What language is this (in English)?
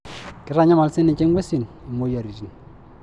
Masai